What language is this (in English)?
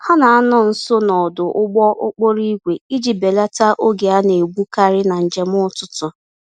Igbo